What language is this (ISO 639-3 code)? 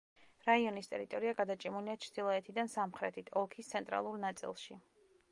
kat